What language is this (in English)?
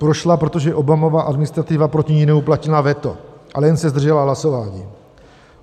Czech